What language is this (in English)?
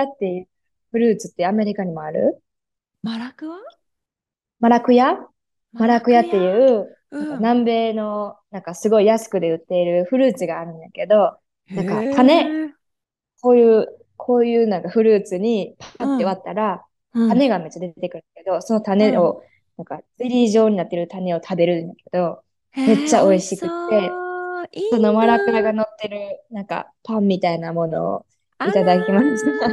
Japanese